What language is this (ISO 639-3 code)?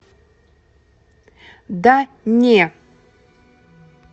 rus